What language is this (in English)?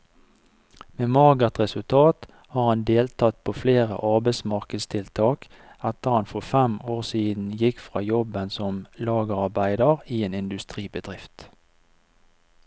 Norwegian